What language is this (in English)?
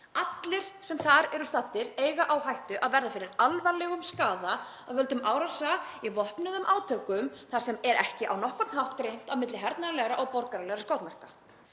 Icelandic